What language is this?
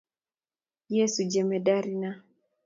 Kalenjin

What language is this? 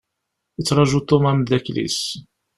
Kabyle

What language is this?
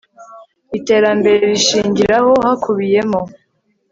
Kinyarwanda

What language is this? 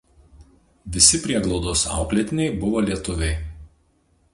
Lithuanian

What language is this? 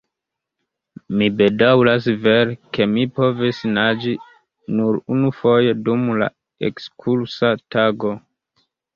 Esperanto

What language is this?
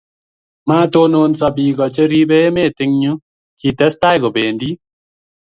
Kalenjin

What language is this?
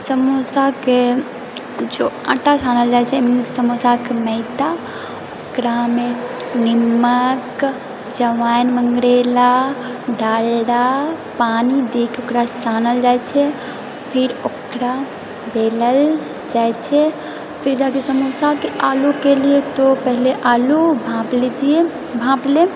Maithili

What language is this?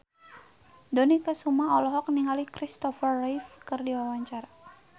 Sundanese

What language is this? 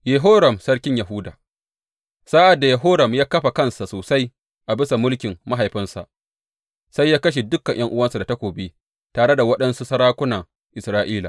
Hausa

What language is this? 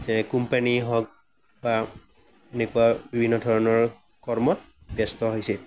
Assamese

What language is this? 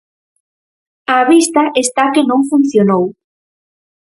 Galician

